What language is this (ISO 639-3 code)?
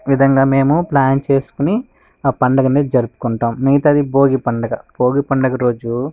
tel